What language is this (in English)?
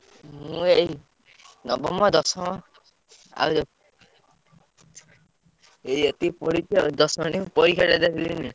Odia